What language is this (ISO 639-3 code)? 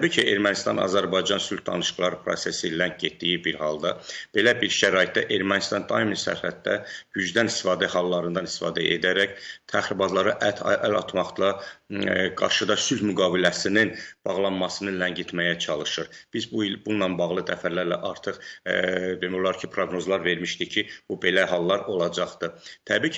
tur